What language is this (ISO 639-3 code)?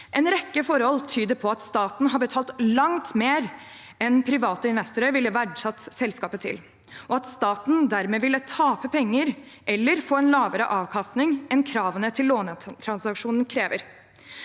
nor